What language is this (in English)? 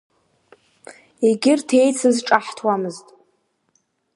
Abkhazian